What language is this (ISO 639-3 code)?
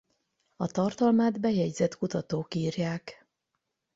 hun